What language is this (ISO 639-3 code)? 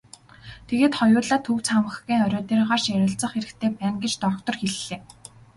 mon